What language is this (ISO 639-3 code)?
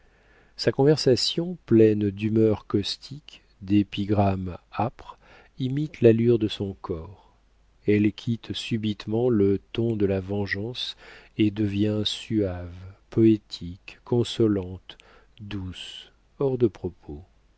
fra